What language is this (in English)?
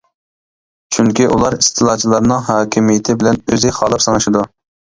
Uyghur